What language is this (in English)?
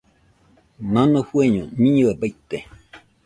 Nüpode Huitoto